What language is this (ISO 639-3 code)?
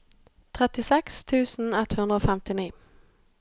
nor